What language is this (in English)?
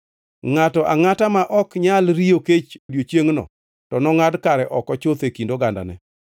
Luo (Kenya and Tanzania)